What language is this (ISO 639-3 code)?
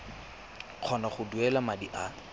tsn